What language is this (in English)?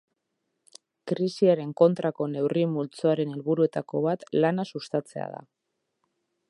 Basque